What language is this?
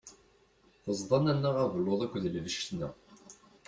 Kabyle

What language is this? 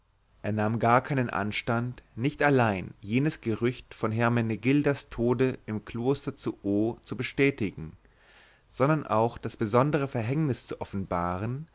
German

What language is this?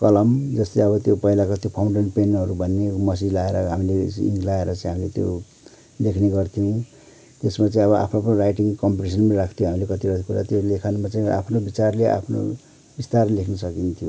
Nepali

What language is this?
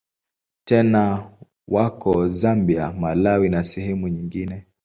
Swahili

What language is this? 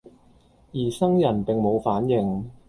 Cantonese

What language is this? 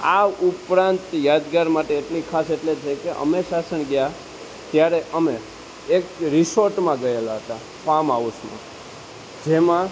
Gujarati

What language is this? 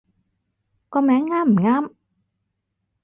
Cantonese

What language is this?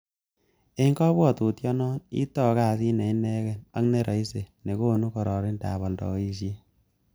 Kalenjin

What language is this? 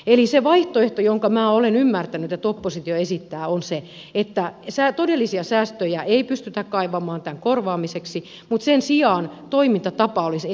Finnish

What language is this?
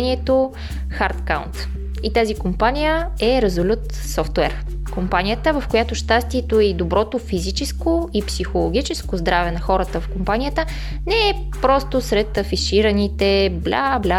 Bulgarian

